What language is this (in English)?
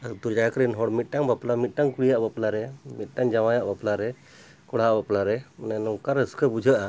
Santali